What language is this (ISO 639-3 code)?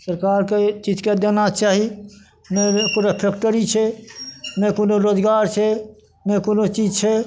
mai